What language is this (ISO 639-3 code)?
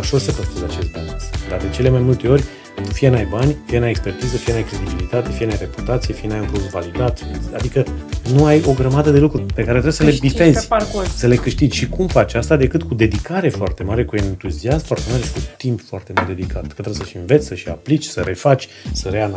ron